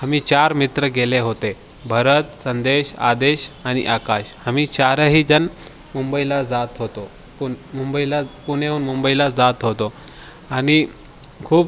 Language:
Marathi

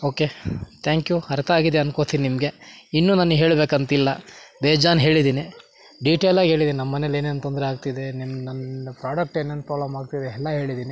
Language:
Kannada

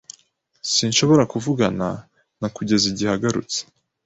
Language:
Kinyarwanda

